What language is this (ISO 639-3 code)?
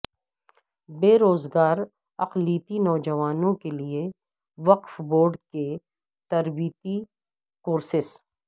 urd